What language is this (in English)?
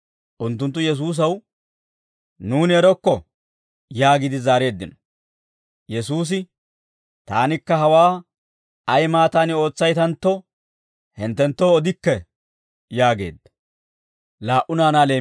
Dawro